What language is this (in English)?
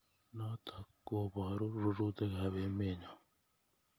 Kalenjin